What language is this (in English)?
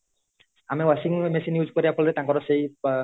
Odia